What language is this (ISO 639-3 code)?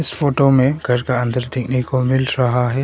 hin